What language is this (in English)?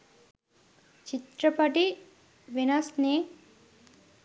Sinhala